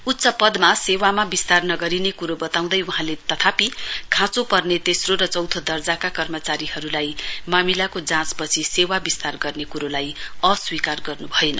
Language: Nepali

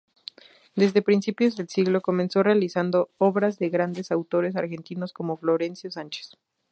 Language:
Spanish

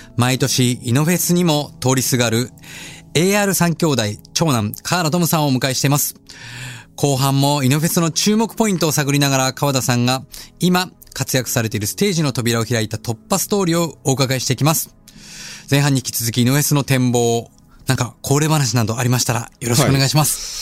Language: Japanese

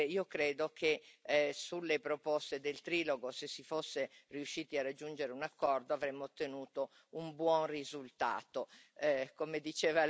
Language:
Italian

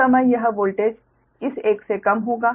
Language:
Hindi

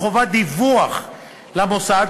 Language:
Hebrew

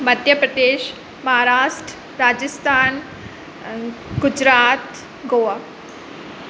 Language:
Sindhi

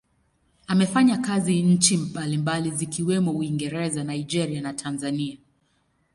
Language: Swahili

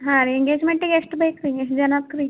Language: Kannada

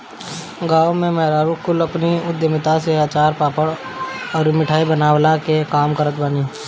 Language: Bhojpuri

